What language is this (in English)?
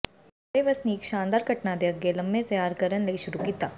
Punjabi